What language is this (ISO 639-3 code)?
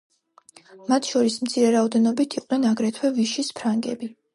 kat